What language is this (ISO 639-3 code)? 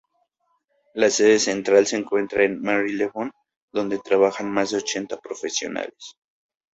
spa